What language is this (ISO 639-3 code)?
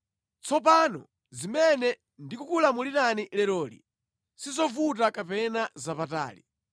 nya